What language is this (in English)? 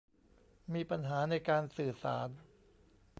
Thai